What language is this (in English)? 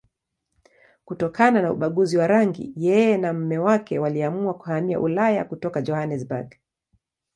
Swahili